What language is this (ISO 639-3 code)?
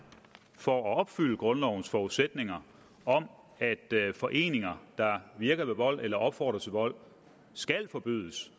dan